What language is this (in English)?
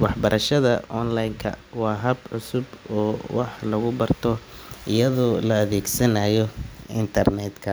Somali